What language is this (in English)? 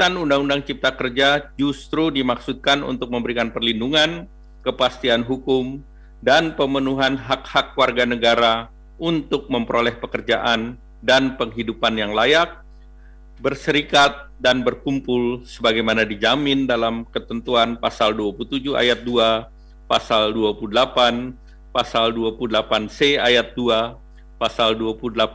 Indonesian